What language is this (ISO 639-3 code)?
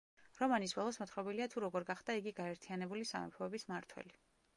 kat